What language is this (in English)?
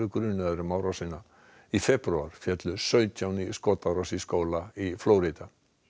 Icelandic